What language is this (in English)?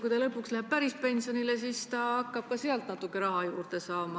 Estonian